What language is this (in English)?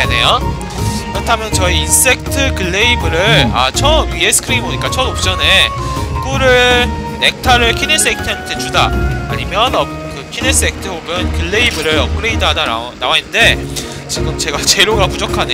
Korean